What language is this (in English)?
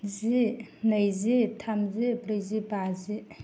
Bodo